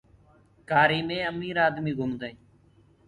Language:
Gurgula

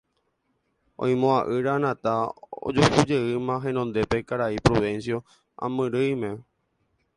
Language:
Guarani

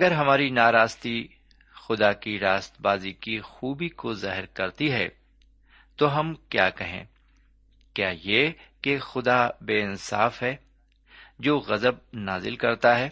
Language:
Urdu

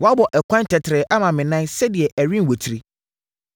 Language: Akan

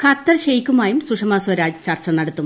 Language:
Malayalam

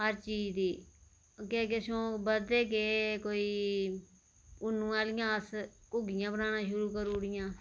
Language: Dogri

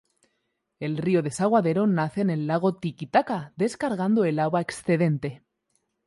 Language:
Spanish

